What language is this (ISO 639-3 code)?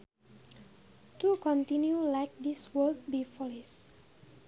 sun